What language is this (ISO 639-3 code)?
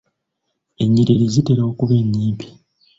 lug